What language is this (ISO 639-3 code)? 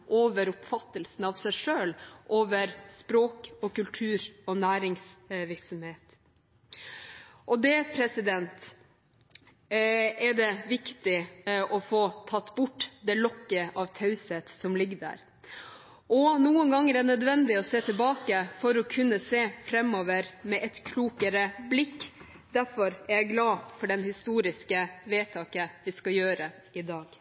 nob